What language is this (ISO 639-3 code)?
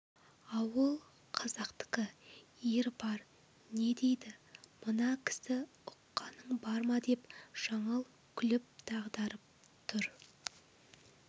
kaz